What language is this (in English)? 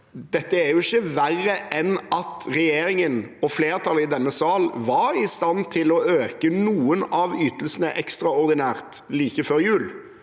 Norwegian